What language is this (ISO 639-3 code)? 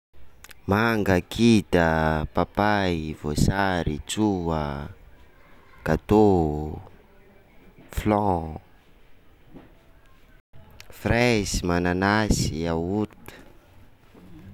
skg